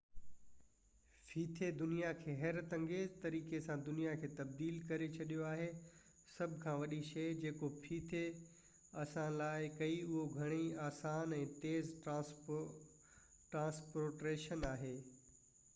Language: Sindhi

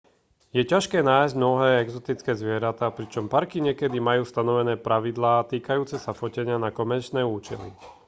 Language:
Slovak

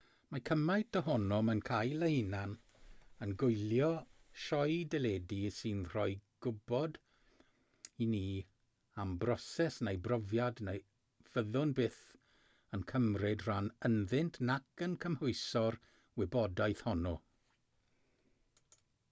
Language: Welsh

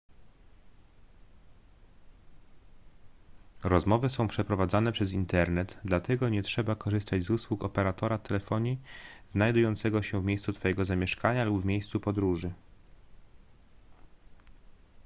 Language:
Polish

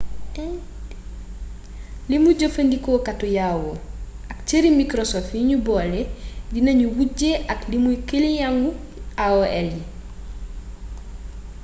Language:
Wolof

